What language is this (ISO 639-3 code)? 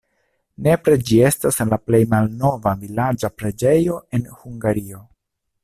epo